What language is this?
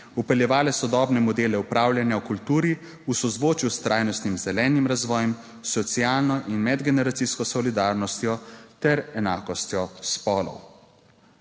Slovenian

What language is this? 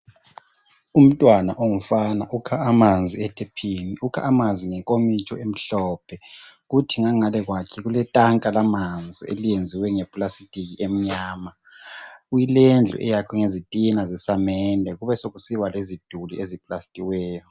North Ndebele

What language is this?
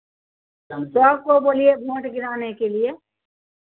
Hindi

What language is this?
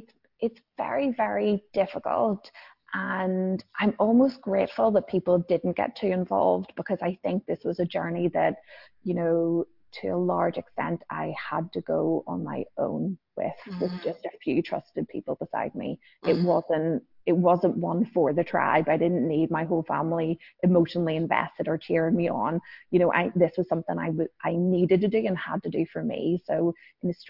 English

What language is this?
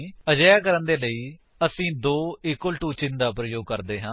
Punjabi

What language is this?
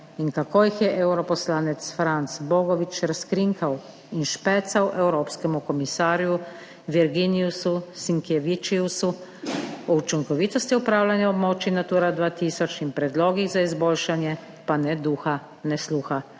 Slovenian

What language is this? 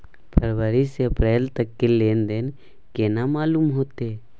Maithili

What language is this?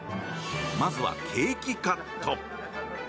Japanese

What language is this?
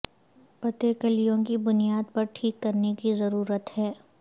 Urdu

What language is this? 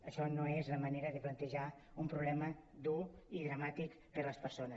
Catalan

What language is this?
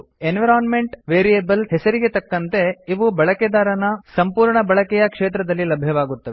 Kannada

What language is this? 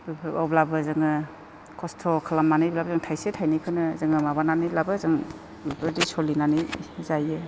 Bodo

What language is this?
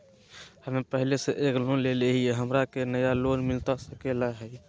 Magahi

